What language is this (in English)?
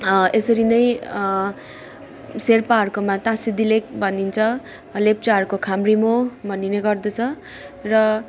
Nepali